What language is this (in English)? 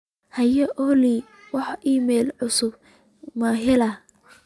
Somali